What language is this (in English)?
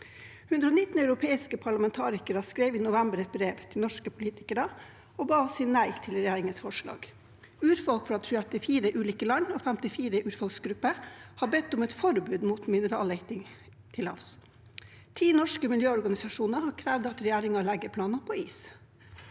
Norwegian